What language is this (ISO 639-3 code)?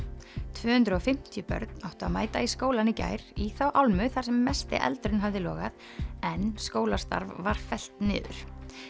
isl